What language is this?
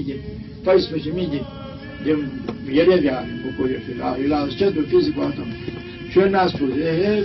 Romanian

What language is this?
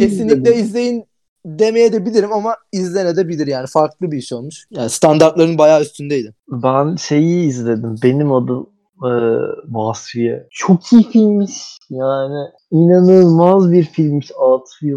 Turkish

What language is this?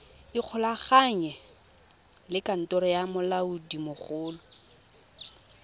Tswana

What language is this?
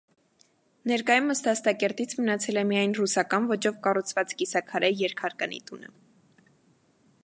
Armenian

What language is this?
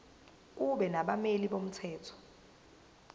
Zulu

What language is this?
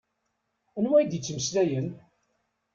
Kabyle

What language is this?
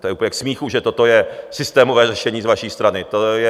Czech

